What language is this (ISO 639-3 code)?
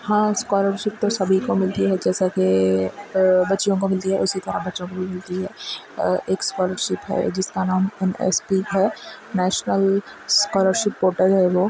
urd